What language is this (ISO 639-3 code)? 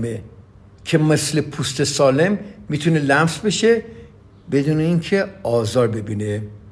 fas